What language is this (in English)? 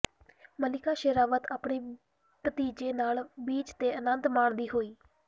Punjabi